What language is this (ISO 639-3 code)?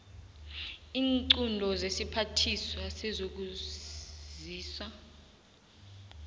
nbl